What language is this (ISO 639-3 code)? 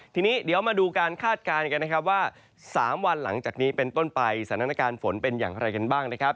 tha